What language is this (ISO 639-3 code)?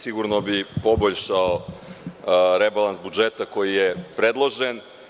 srp